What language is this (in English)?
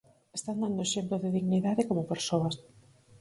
Galician